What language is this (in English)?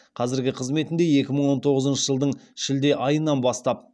Kazakh